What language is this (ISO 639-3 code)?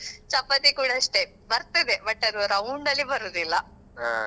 kan